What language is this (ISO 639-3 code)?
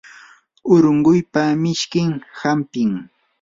qur